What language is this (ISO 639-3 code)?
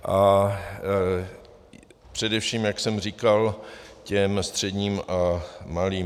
ces